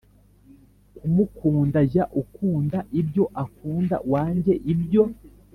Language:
Kinyarwanda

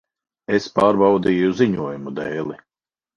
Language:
Latvian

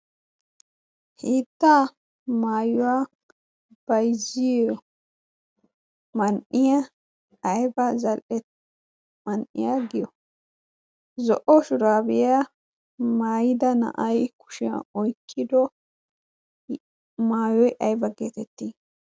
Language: Wolaytta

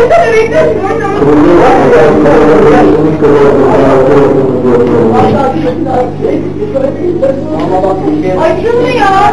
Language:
Turkish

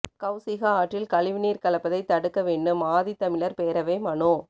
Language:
Tamil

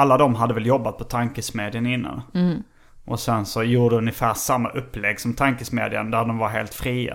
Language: Swedish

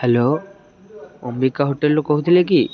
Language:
Odia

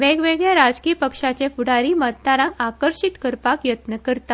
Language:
Konkani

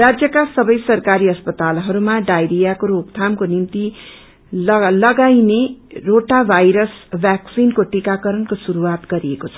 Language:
Nepali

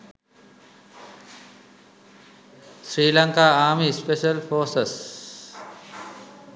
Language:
Sinhala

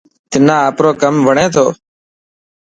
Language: Dhatki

